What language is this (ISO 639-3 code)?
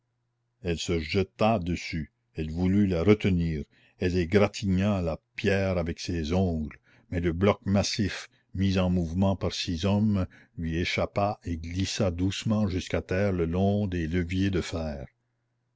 fra